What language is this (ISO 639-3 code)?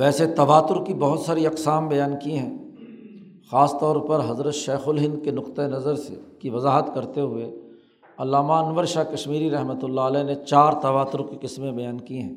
urd